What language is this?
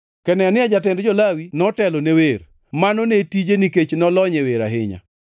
Luo (Kenya and Tanzania)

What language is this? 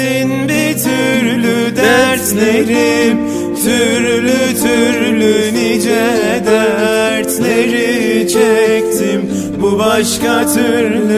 Turkish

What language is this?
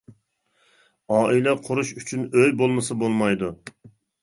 Uyghur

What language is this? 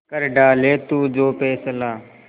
Hindi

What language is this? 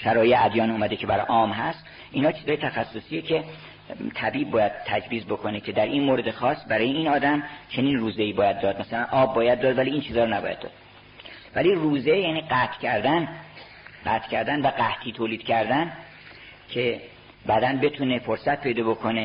Persian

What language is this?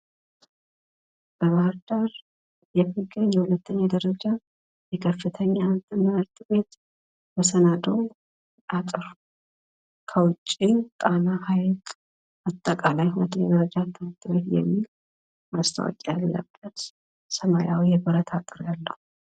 Amharic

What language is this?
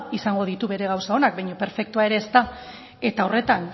Basque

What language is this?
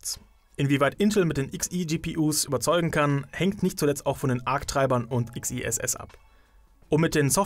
German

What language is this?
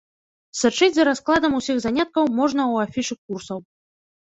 Belarusian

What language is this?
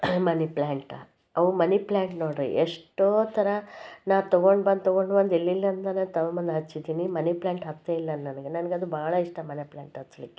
Kannada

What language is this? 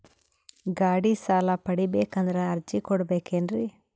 Kannada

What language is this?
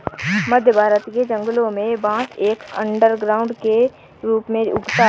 Hindi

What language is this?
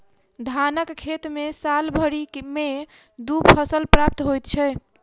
Maithili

